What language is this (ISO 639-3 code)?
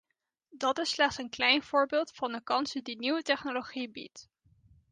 nld